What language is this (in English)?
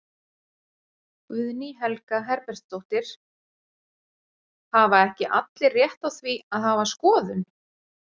Icelandic